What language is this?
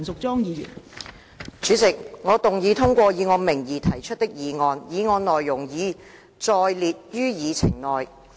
Cantonese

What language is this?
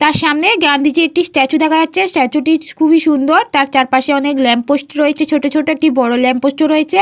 Bangla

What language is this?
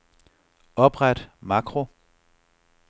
Danish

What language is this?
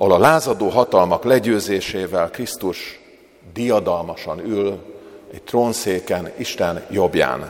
Hungarian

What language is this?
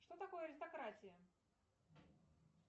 Russian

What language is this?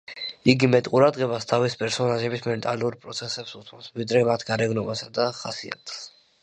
Georgian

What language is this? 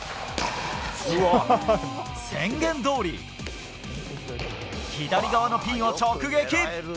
Japanese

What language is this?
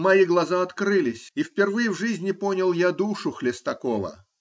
Russian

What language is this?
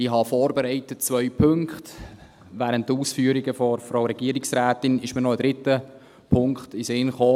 Swiss German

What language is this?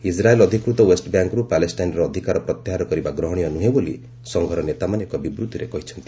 Odia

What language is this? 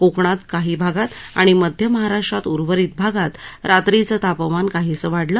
Marathi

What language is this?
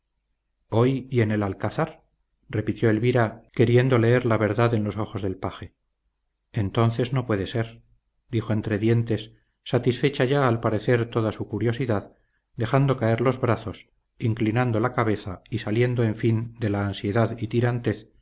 Spanish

